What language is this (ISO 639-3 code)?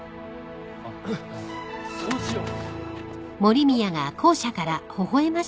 jpn